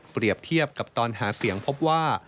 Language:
Thai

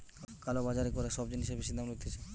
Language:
Bangla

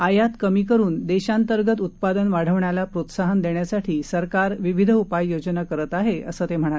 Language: Marathi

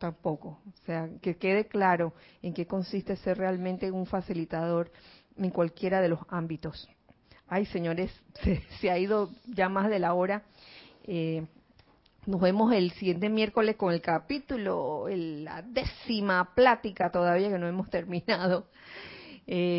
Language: Spanish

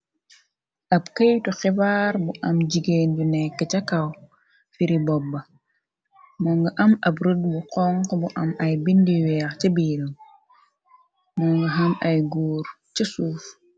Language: Wolof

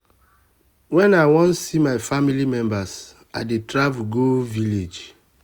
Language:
Nigerian Pidgin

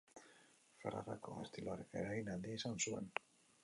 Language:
Basque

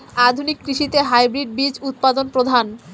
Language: Bangla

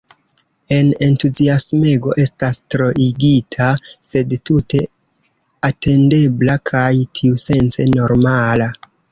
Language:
Esperanto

